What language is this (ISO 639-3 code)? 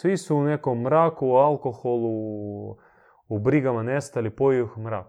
hrv